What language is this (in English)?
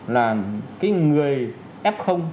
Vietnamese